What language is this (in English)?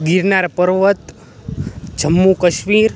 Gujarati